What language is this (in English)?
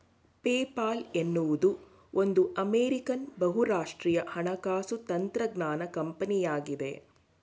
Kannada